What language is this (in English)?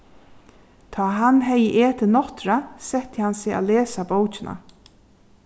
Faroese